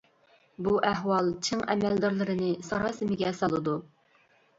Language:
Uyghur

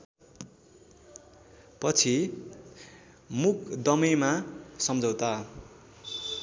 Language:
Nepali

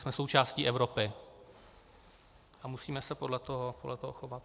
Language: Czech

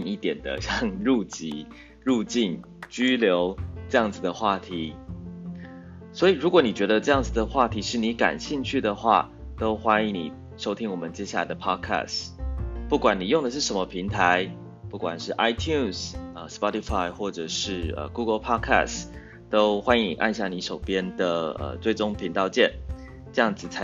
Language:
Chinese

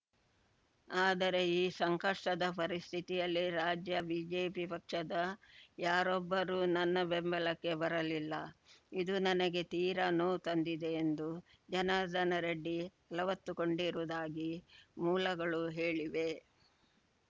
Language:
Kannada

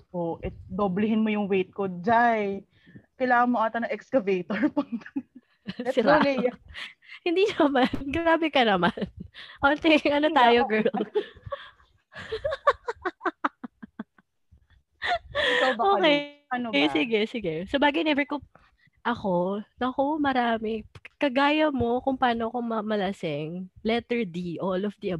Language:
Filipino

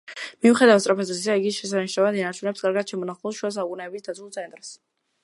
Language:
Georgian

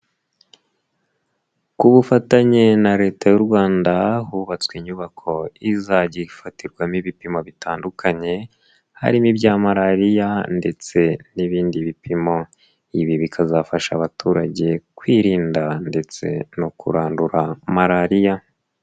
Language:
Kinyarwanda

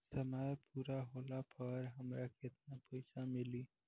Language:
Bhojpuri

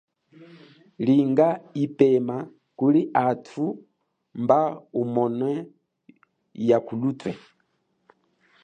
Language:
Chokwe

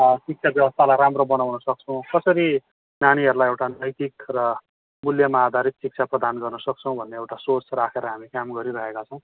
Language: Nepali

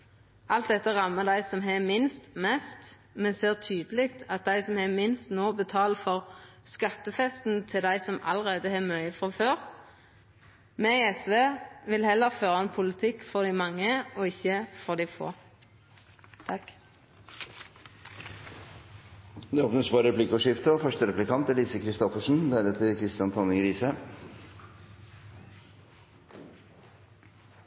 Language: Norwegian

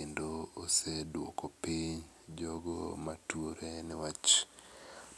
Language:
Luo (Kenya and Tanzania)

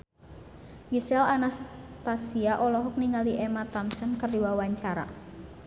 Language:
Sundanese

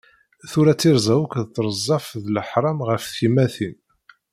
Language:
Kabyle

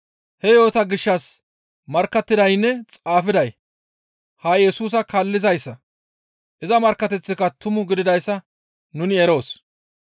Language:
Gamo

